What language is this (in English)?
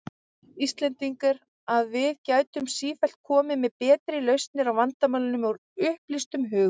Icelandic